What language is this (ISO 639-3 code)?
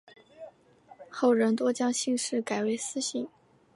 zho